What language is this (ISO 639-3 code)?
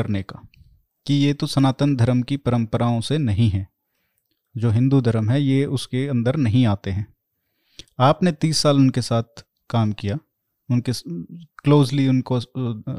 hin